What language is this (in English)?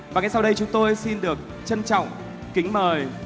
Vietnamese